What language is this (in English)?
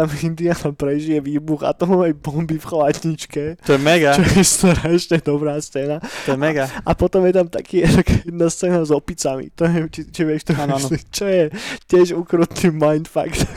Slovak